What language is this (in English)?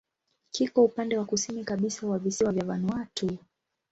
Swahili